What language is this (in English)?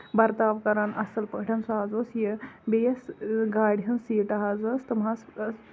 Kashmiri